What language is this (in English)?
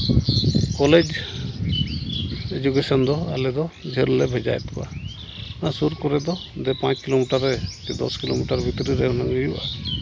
Santali